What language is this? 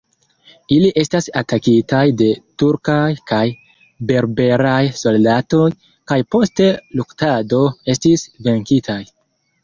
Esperanto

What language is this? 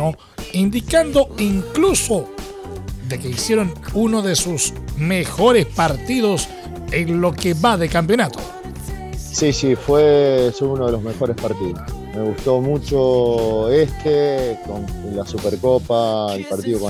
Spanish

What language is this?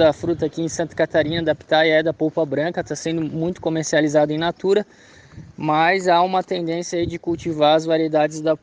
Portuguese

